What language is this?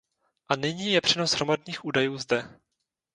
Czech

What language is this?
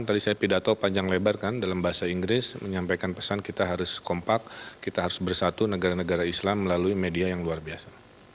Indonesian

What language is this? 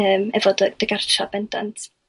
Welsh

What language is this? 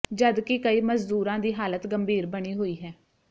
Punjabi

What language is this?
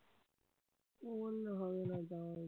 Bangla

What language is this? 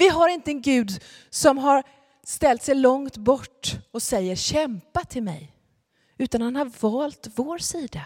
Swedish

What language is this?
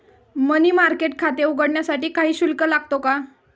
Marathi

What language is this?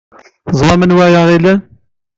Kabyle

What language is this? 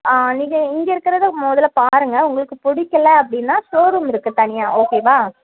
Tamil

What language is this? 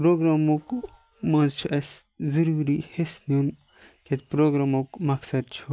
Kashmiri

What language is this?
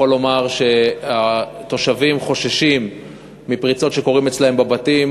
Hebrew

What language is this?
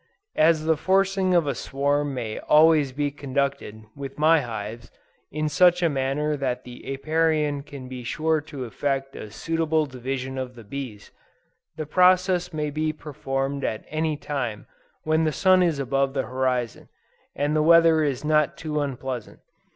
English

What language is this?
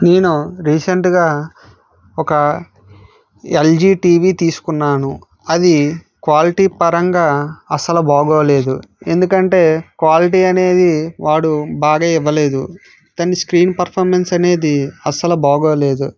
Telugu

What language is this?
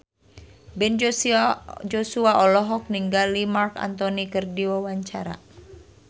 Sundanese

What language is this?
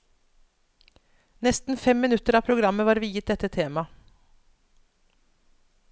Norwegian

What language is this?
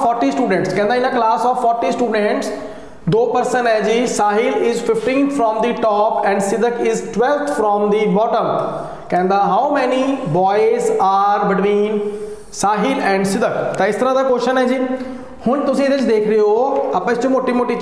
Hindi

